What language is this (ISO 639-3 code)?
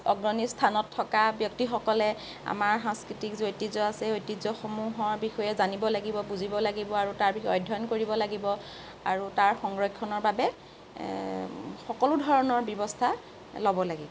asm